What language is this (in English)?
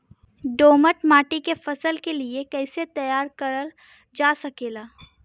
Bhojpuri